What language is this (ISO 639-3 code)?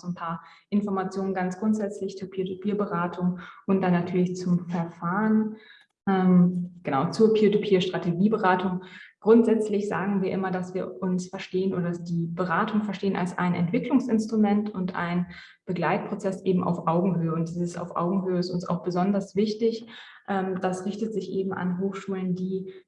deu